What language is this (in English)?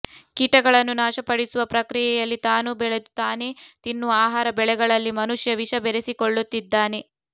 Kannada